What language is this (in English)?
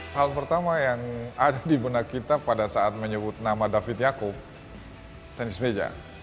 Indonesian